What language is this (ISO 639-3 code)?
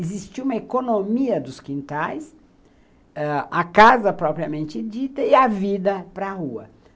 por